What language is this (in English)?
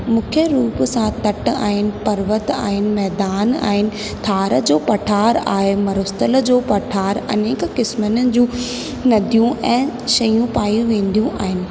Sindhi